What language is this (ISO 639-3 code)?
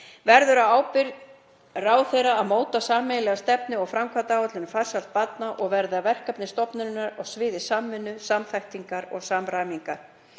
isl